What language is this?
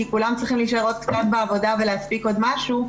Hebrew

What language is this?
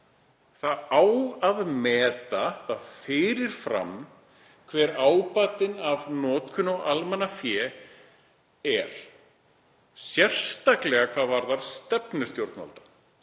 Icelandic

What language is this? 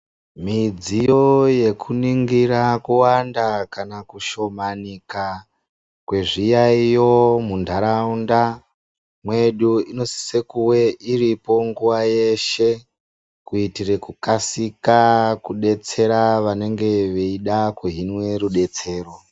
Ndau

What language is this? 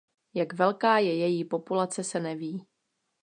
Czech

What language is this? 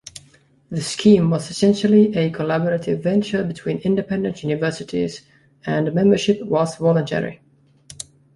English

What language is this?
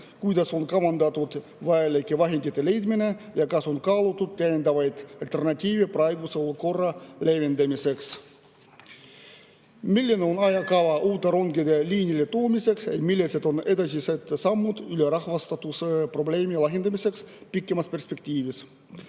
Estonian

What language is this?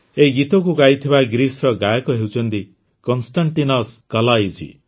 Odia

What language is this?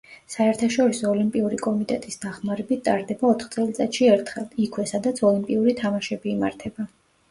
Georgian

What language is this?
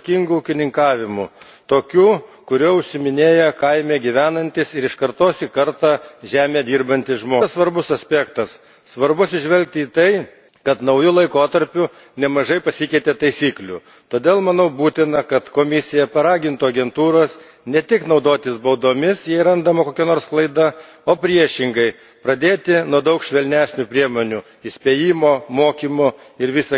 Lithuanian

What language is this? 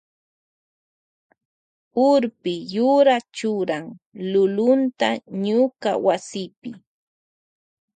Loja Highland Quichua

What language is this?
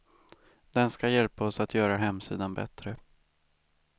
Swedish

